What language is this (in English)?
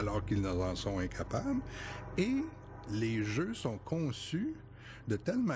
French